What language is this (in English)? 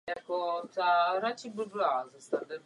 Czech